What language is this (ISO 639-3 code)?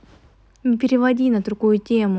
rus